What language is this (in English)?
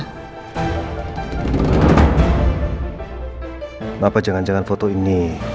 Indonesian